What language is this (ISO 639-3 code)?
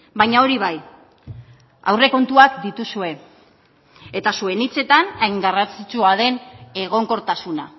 eus